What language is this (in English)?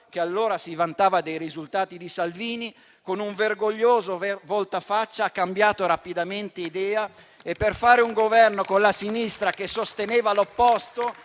Italian